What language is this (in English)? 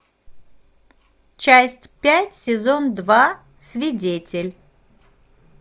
Russian